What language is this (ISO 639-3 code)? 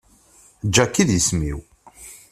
kab